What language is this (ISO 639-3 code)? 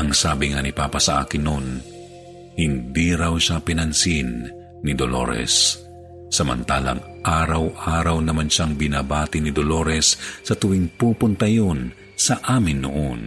fil